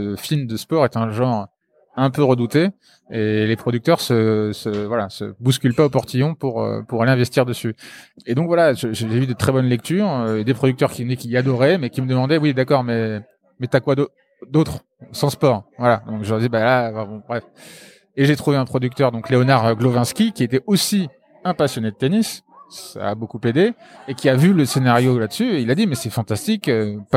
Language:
French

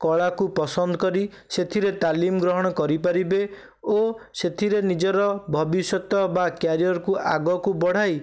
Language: Odia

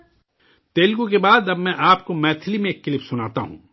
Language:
Urdu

